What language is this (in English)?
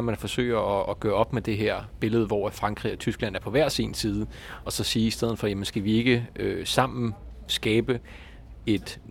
Danish